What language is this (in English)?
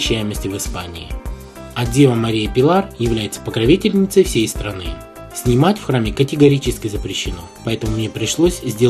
Russian